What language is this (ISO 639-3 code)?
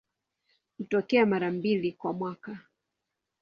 swa